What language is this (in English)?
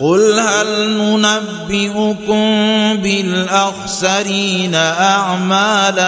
Arabic